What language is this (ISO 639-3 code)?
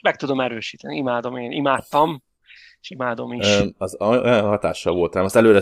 hun